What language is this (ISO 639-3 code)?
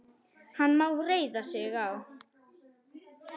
isl